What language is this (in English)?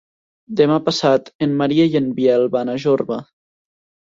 Catalan